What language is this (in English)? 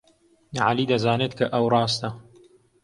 Central Kurdish